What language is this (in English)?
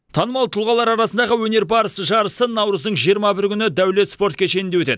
Kazakh